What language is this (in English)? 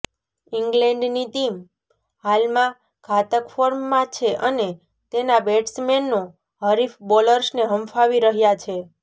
Gujarati